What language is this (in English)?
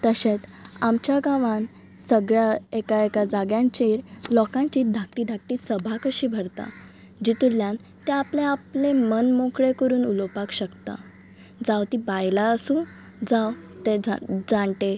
Konkani